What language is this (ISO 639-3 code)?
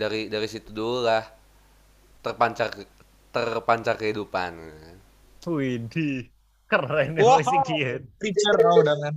ind